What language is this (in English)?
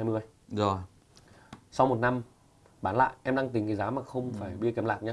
Vietnamese